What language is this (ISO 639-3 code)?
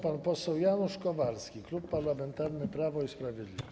pol